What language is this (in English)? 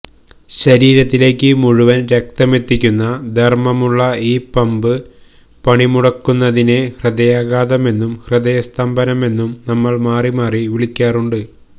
Malayalam